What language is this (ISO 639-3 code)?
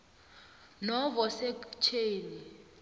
nbl